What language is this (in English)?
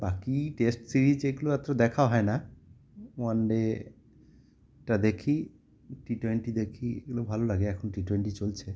Bangla